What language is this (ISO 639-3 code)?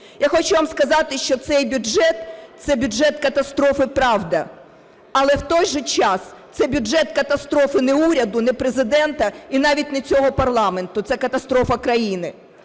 ukr